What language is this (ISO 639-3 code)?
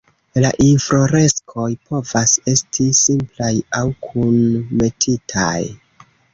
epo